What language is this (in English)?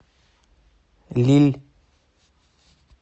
Russian